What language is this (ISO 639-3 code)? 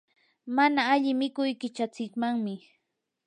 qur